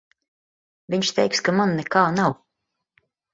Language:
Latvian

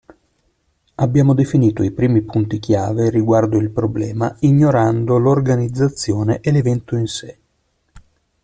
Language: Italian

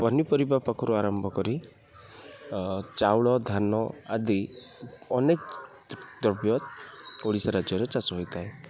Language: Odia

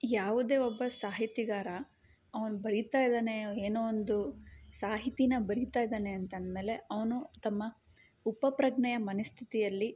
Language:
Kannada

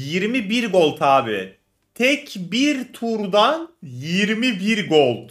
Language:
Turkish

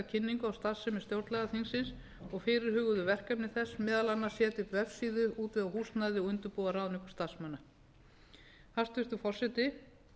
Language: Icelandic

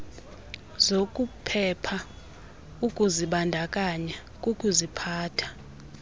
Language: Xhosa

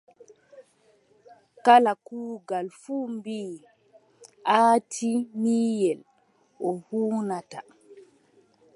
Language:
Adamawa Fulfulde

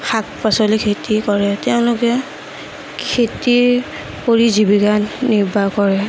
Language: Assamese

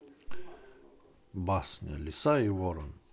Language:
Russian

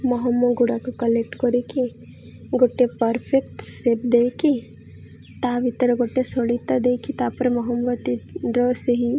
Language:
Odia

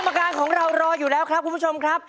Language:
Thai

